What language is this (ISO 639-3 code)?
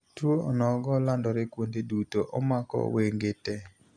luo